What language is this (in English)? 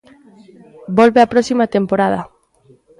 Galician